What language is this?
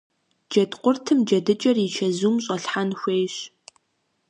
Kabardian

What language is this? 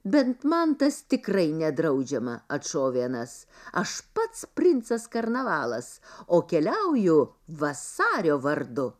Lithuanian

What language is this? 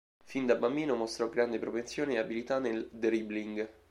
Italian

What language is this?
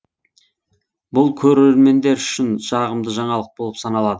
Kazakh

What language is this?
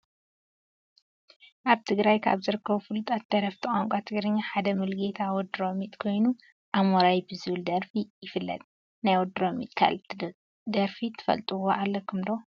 Tigrinya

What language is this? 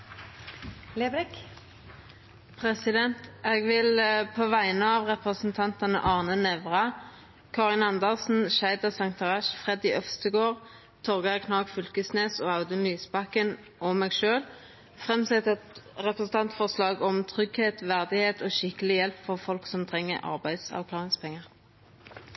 Norwegian Nynorsk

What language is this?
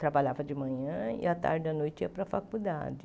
Portuguese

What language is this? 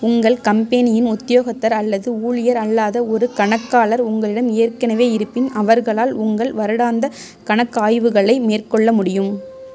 Tamil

